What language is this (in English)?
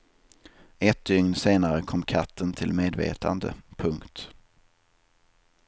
Swedish